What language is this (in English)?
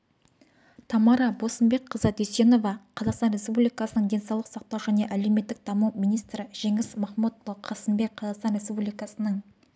Kazakh